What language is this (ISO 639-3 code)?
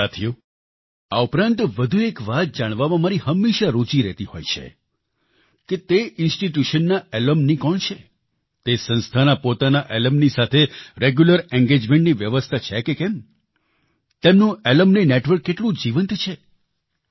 guj